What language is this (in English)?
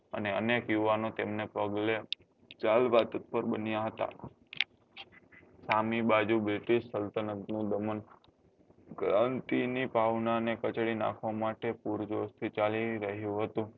Gujarati